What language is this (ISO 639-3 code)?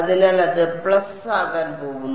mal